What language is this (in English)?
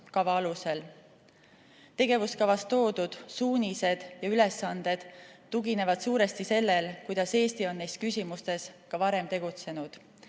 Estonian